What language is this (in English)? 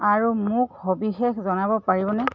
Assamese